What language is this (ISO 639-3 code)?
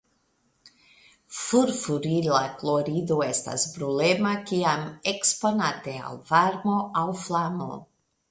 epo